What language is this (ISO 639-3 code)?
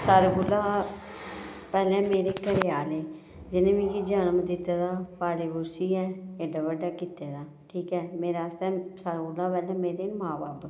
doi